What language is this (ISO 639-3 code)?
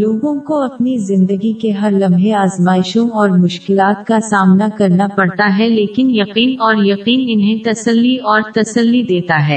urd